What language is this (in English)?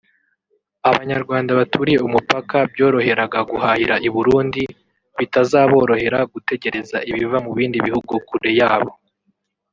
Kinyarwanda